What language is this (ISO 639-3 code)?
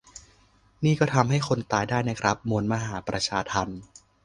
tha